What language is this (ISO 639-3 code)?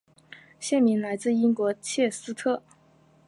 zho